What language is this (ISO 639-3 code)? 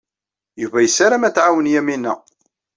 kab